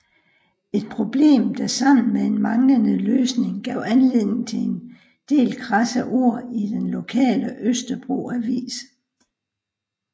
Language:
Danish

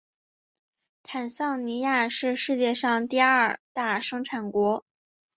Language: Chinese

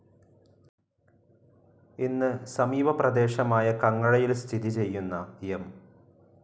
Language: Malayalam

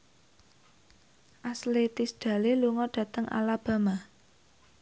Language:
Javanese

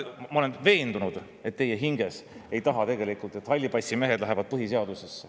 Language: Estonian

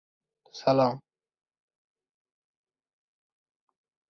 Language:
Uzbek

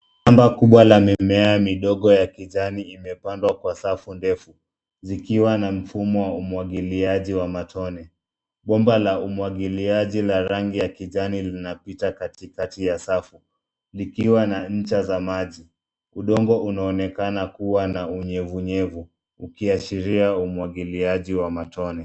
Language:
Swahili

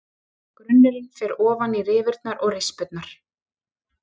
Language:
Icelandic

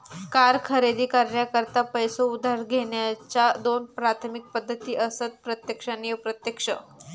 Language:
Marathi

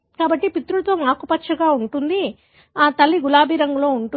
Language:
Telugu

